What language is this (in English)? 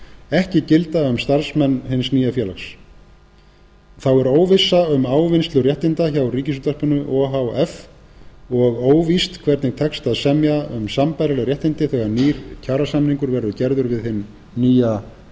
Icelandic